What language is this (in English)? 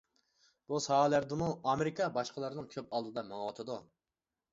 Uyghur